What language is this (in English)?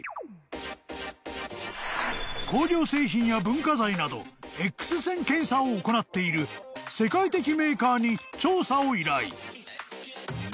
Japanese